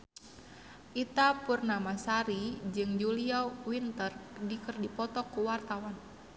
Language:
Sundanese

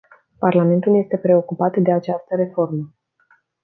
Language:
Romanian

